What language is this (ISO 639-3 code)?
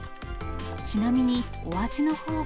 jpn